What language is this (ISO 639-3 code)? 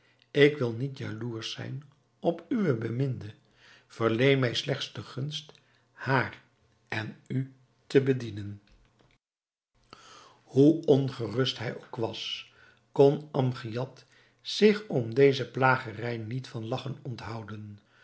nld